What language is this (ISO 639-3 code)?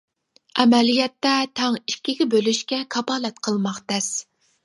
uig